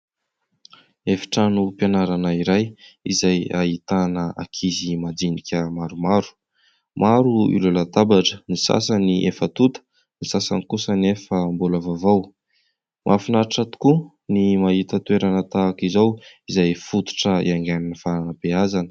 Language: Malagasy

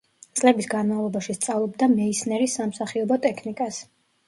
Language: Georgian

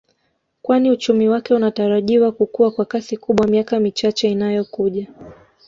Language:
Swahili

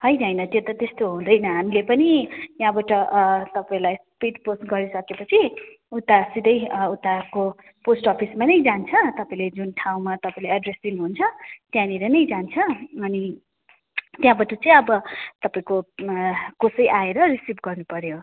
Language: Nepali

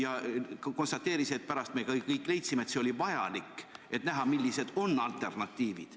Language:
Estonian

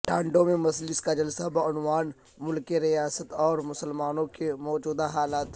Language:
Urdu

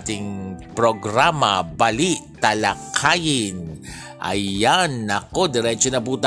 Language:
Filipino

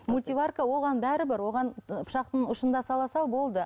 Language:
Kazakh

